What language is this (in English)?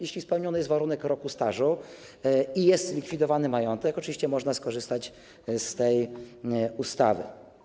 Polish